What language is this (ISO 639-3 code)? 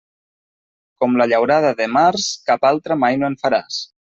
cat